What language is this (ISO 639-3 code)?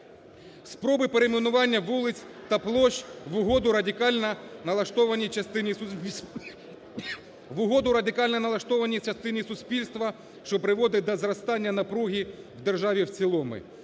ukr